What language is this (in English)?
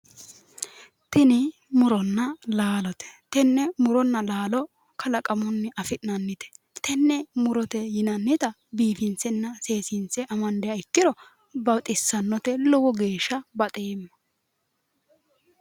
Sidamo